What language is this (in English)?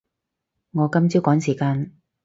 Cantonese